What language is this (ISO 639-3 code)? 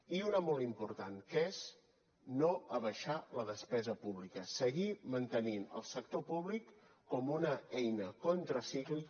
cat